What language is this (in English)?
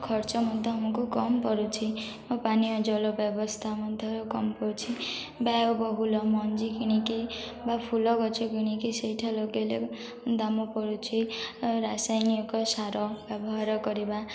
Odia